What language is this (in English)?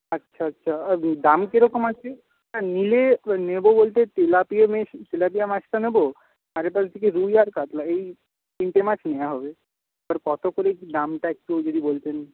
Bangla